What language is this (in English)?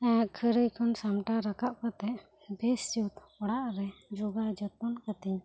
Santali